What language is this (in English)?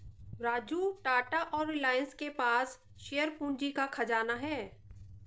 Hindi